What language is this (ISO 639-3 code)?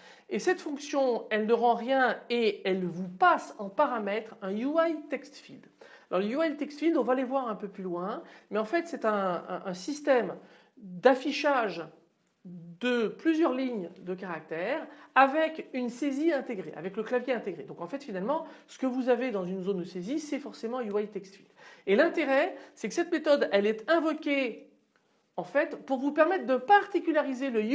fra